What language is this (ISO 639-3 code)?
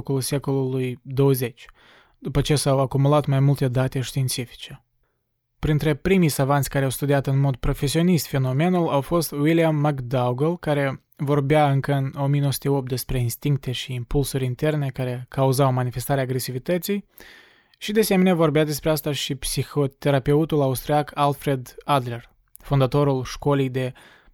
ron